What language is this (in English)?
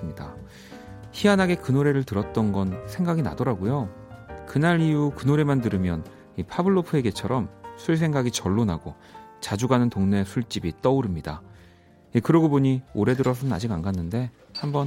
Korean